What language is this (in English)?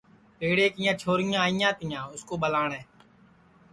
Sansi